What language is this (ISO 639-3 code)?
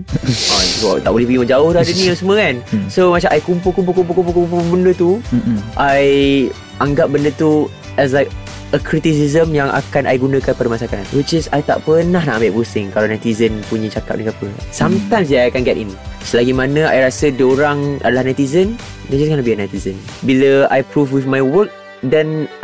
msa